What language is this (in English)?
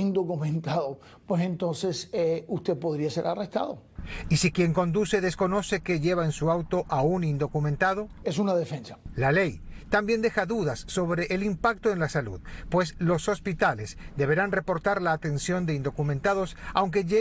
Spanish